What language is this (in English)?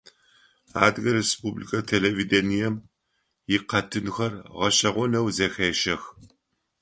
Adyghe